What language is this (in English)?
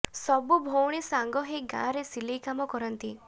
Odia